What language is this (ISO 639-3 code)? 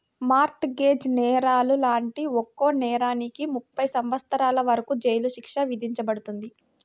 tel